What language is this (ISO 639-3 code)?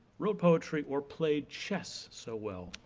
eng